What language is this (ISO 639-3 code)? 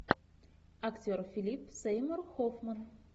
rus